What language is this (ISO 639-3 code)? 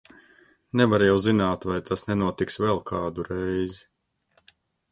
lav